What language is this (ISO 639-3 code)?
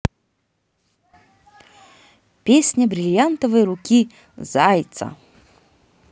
rus